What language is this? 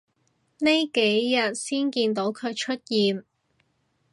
Cantonese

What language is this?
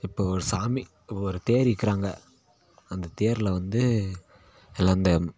Tamil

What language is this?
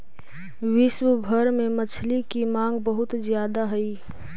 Magahi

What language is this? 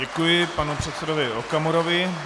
Czech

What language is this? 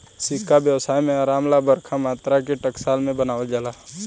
Bhojpuri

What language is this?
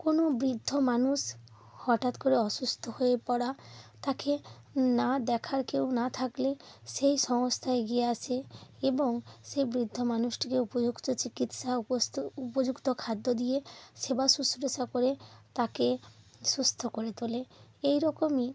Bangla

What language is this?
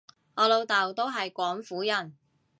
Cantonese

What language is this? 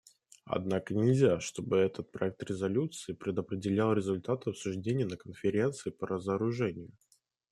Russian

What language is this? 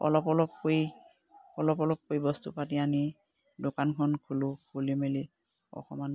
Assamese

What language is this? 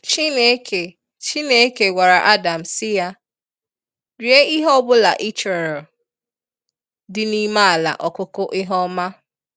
Igbo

